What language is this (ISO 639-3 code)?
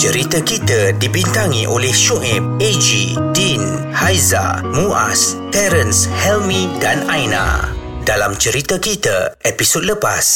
msa